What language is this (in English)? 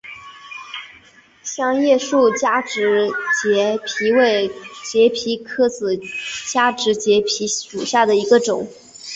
Chinese